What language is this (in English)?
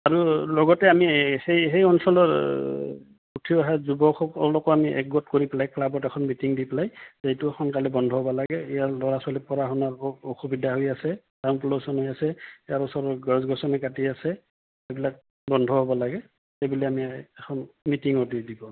Assamese